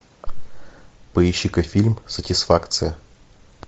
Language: Russian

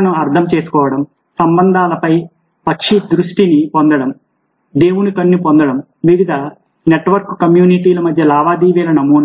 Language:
Telugu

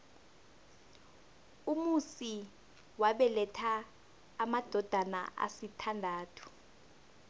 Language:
South Ndebele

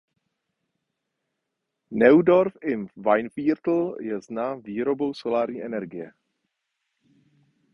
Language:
Czech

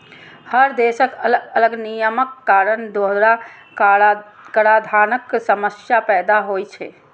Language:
Maithili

